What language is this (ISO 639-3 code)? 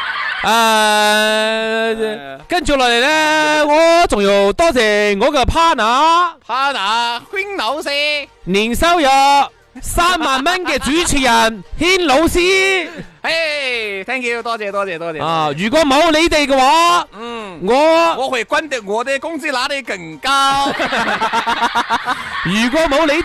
zho